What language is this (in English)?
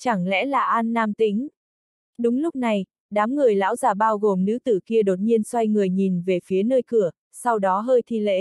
Vietnamese